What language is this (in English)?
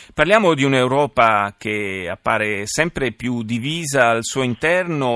Italian